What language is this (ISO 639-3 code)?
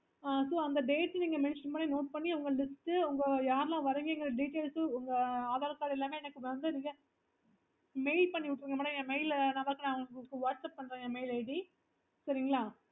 tam